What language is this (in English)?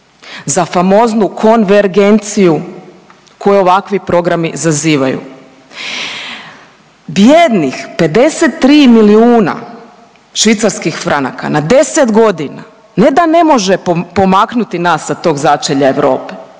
Croatian